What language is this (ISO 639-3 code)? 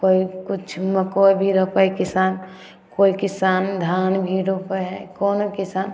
mai